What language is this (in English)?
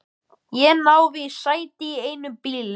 Icelandic